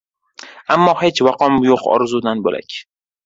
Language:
Uzbek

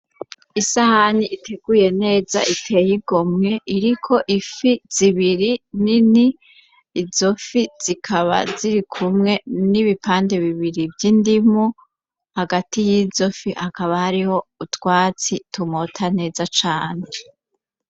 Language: Rundi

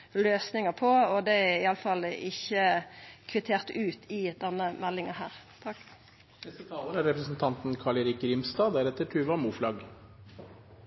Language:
Norwegian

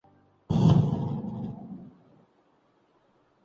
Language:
Urdu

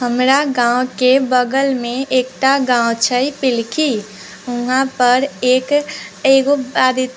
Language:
Maithili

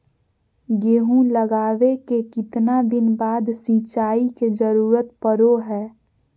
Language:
Magahi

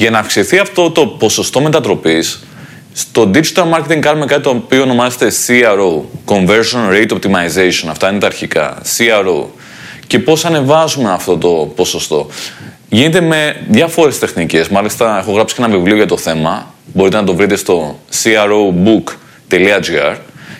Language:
Greek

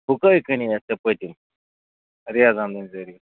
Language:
Kashmiri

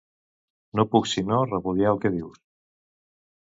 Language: Catalan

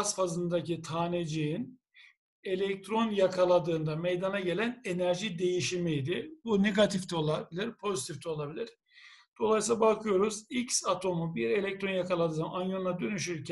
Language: Turkish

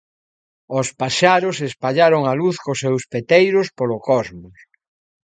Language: Galician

